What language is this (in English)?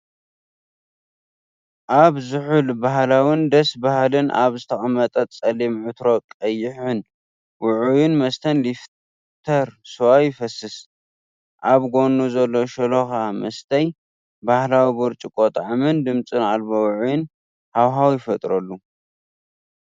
Tigrinya